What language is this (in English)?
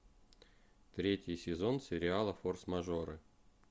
Russian